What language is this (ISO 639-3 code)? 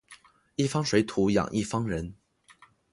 zho